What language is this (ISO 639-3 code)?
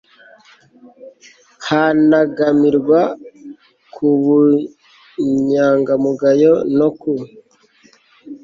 kin